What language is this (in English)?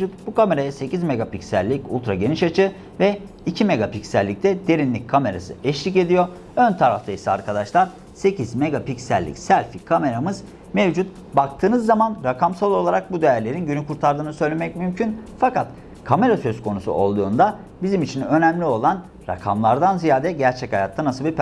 Turkish